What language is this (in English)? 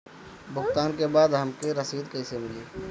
Bhojpuri